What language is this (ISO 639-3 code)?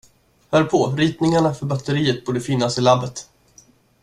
swe